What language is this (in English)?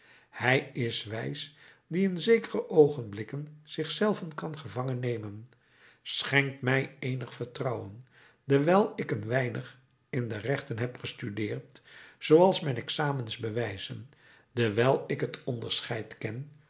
Dutch